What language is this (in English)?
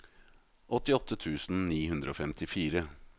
Norwegian